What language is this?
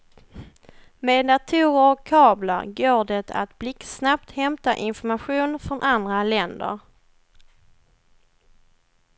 Swedish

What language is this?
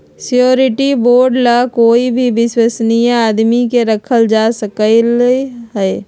Magahi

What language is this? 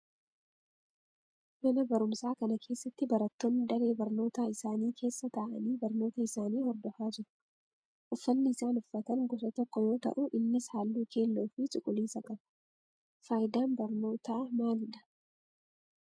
Oromo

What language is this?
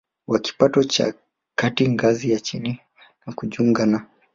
Swahili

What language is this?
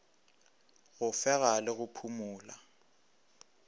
Northern Sotho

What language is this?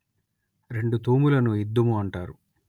Telugu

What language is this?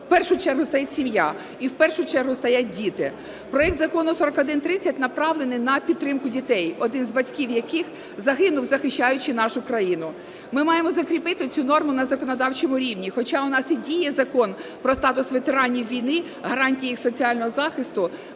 Ukrainian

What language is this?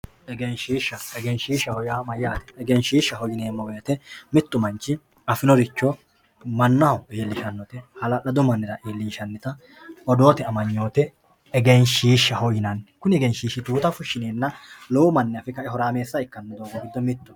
Sidamo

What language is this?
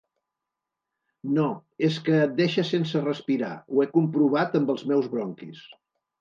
Catalan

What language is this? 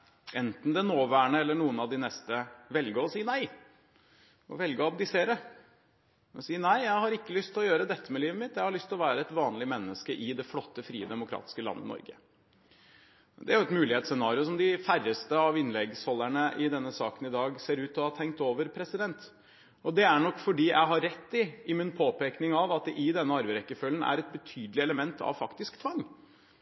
Norwegian Bokmål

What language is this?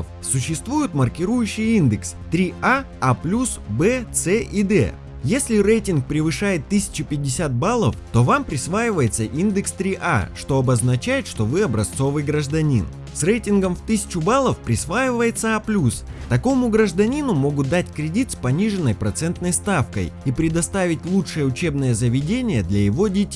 Russian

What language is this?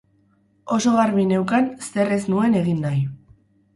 Basque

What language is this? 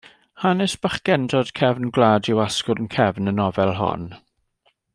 Welsh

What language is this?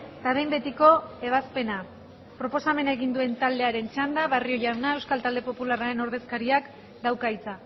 Basque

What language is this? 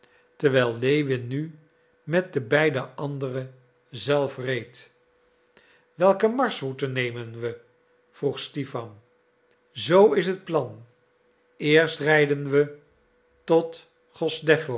Dutch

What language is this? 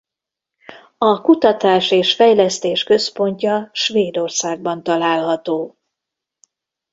Hungarian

